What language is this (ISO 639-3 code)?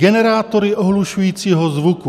ces